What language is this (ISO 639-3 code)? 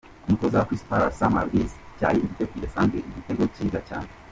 kin